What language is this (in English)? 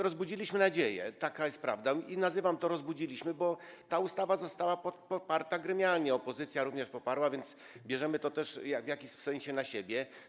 Polish